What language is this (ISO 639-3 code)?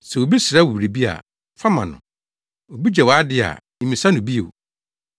aka